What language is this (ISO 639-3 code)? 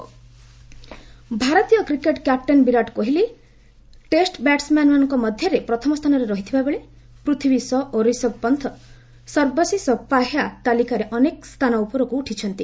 ori